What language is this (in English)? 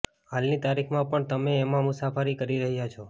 Gujarati